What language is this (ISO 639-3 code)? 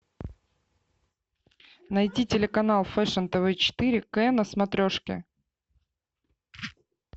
rus